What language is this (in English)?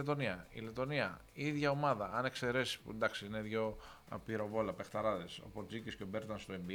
Greek